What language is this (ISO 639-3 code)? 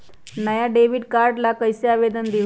mag